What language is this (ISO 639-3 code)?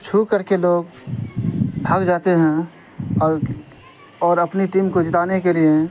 urd